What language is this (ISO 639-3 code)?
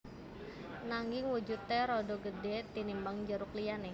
jav